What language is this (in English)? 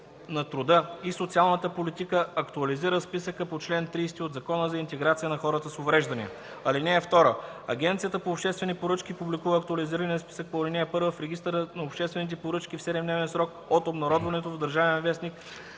Bulgarian